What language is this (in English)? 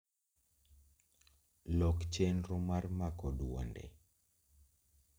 Luo (Kenya and Tanzania)